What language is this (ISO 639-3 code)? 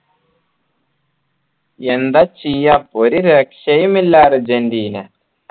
mal